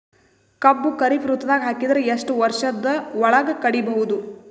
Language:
Kannada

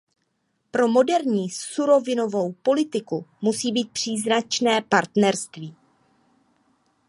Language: Czech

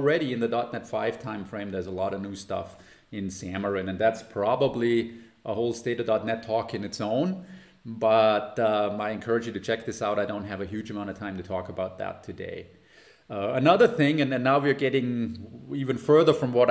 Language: English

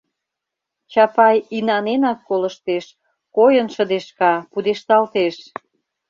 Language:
Mari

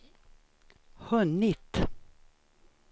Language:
Swedish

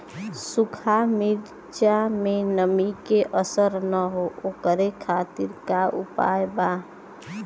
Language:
Bhojpuri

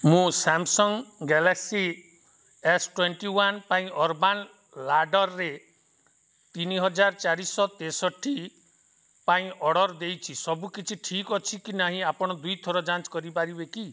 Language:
Odia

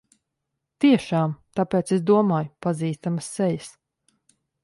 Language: Latvian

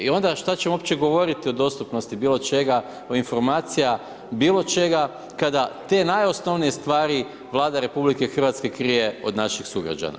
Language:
Croatian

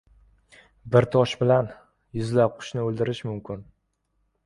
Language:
Uzbek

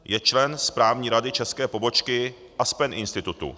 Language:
Czech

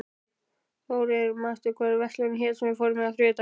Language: Icelandic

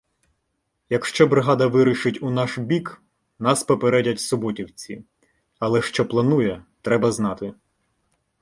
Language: Ukrainian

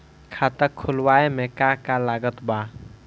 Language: Bhojpuri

